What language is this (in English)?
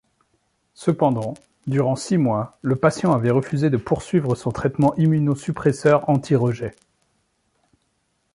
French